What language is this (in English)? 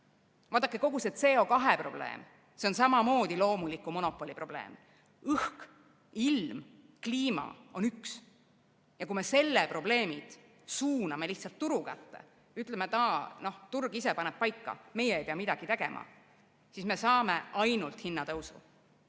Estonian